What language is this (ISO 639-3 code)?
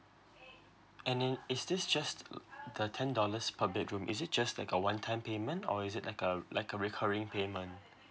eng